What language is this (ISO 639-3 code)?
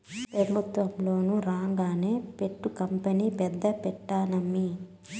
tel